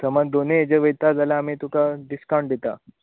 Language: Konkani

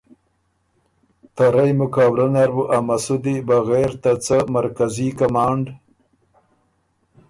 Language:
Ormuri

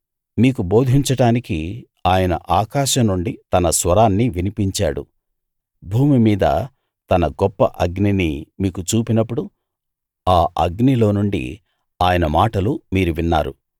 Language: Telugu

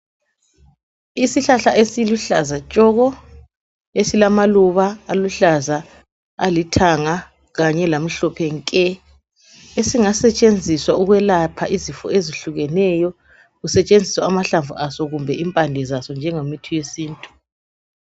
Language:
North Ndebele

